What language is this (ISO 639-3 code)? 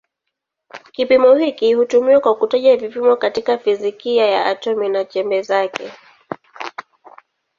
swa